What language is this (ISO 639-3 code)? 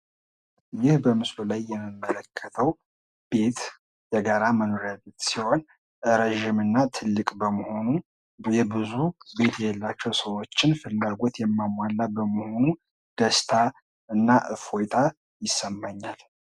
amh